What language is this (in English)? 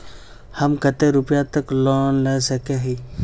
Magahi